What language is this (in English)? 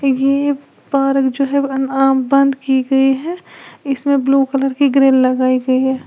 Hindi